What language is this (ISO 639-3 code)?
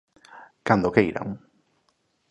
glg